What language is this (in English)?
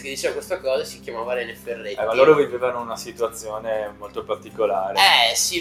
Italian